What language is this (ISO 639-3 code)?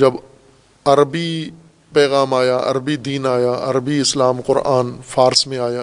urd